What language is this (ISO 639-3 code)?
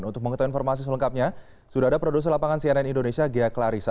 ind